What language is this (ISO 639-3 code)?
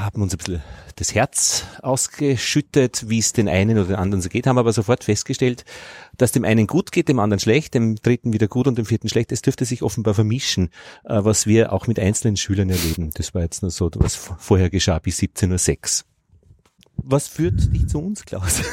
deu